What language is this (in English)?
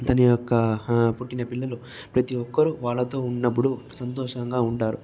Telugu